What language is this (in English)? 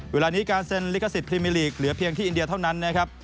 Thai